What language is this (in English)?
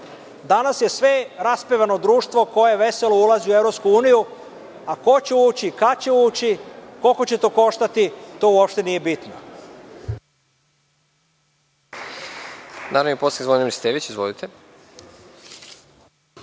Serbian